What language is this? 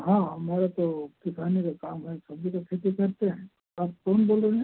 Hindi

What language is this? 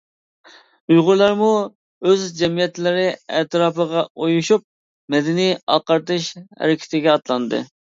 Uyghur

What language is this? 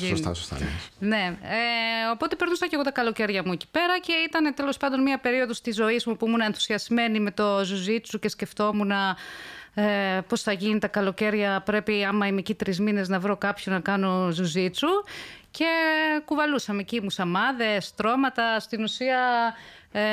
Greek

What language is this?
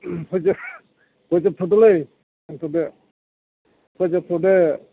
Bodo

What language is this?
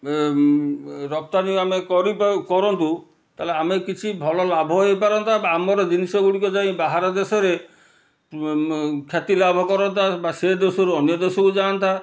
Odia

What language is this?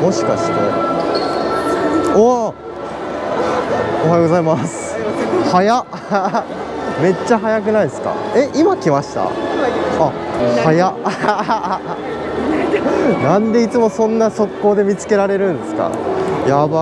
Japanese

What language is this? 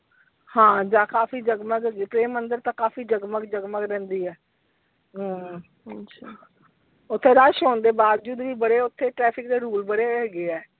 Punjabi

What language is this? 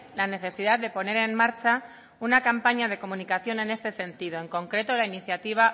Spanish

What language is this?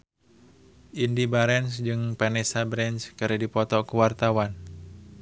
Sundanese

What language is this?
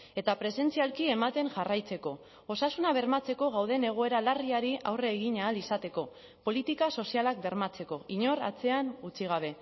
Basque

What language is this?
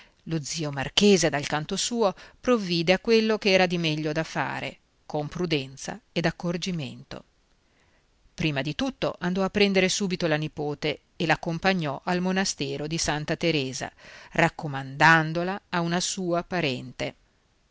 Italian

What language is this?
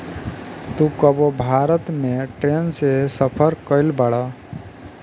Bhojpuri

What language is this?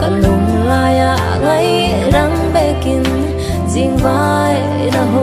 Vietnamese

